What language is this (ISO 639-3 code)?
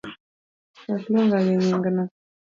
luo